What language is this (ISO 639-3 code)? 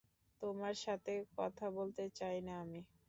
ben